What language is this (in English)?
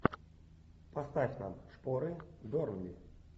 Russian